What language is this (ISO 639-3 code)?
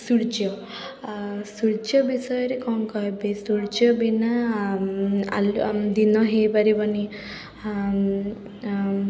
ori